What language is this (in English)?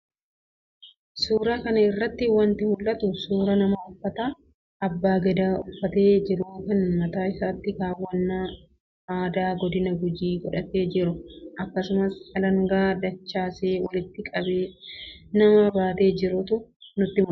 Oromo